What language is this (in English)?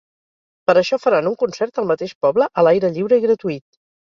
Catalan